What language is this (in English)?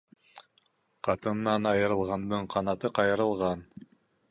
Bashkir